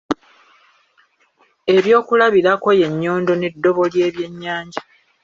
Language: Ganda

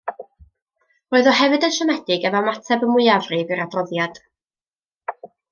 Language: Welsh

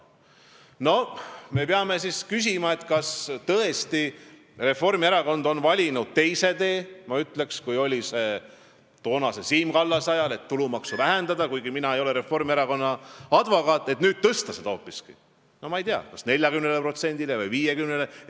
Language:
Estonian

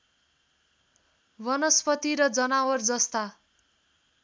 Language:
Nepali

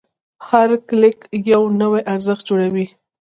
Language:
Pashto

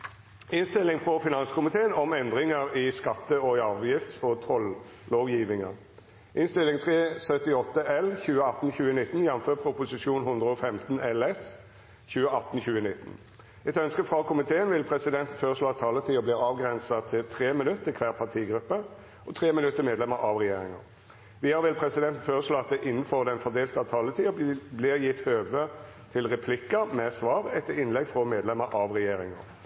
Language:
Norwegian Nynorsk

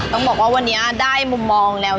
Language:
Thai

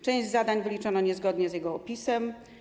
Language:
Polish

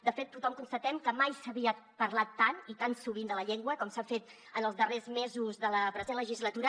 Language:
Catalan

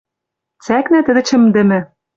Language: Western Mari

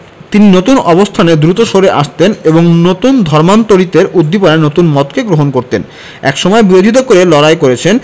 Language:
Bangla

